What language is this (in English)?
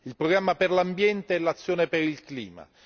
Italian